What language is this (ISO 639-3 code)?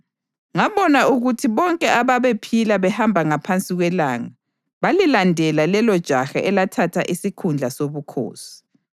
nde